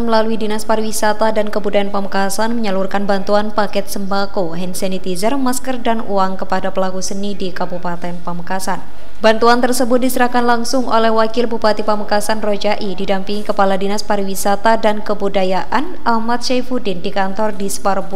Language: Indonesian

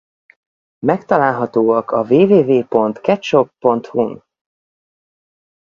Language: Hungarian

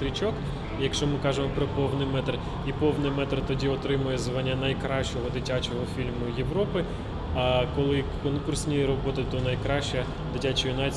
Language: Ukrainian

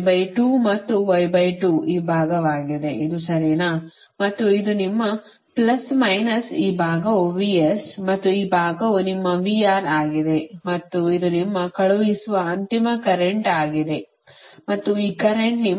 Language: Kannada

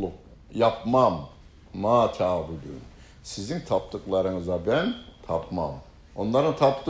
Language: Turkish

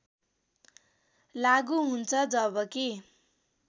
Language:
Nepali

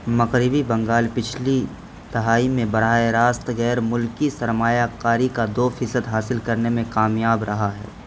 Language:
Urdu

